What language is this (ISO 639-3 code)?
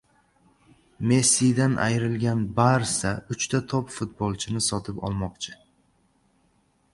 uzb